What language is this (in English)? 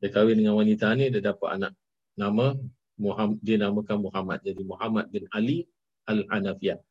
Malay